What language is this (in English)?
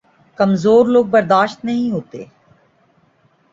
Urdu